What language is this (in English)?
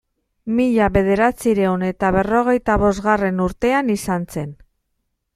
Basque